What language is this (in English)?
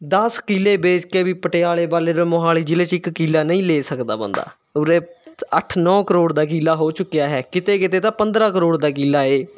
Punjabi